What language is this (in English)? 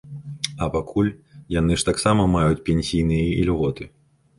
Belarusian